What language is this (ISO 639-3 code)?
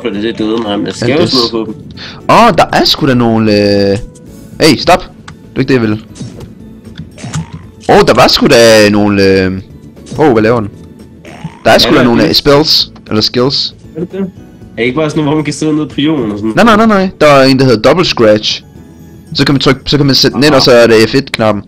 dan